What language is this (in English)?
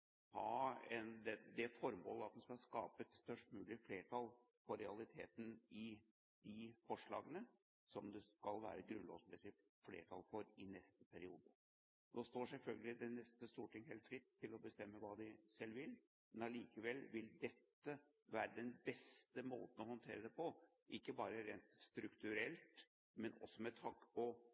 Norwegian Bokmål